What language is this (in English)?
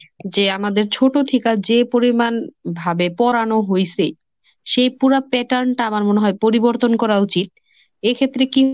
Bangla